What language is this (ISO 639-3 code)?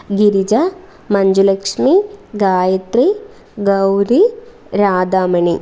mal